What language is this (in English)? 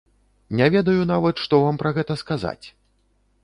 Belarusian